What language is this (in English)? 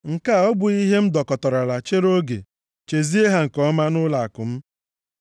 Igbo